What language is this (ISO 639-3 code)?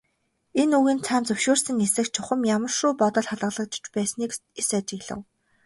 mon